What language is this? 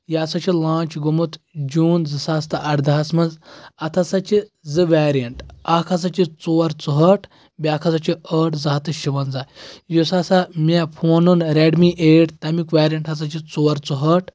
Kashmiri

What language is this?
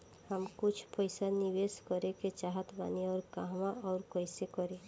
Bhojpuri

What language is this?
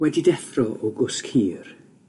Welsh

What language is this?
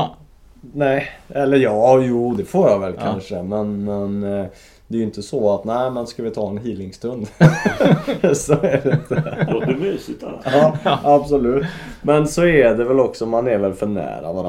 Swedish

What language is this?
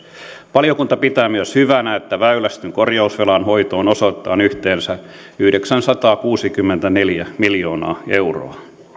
Finnish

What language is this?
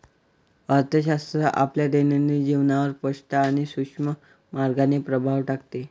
Marathi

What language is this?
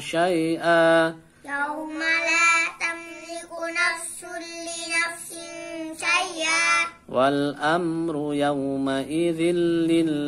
Indonesian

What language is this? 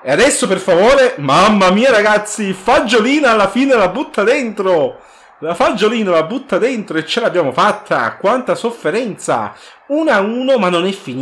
Italian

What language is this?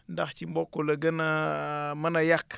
Wolof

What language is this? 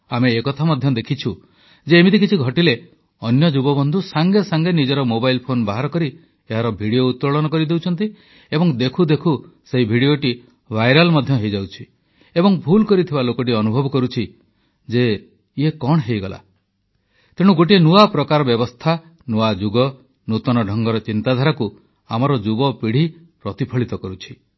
Odia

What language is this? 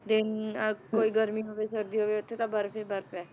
Punjabi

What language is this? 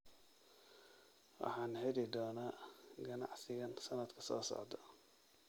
Somali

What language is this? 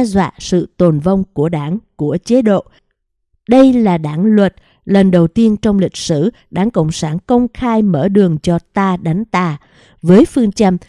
Vietnamese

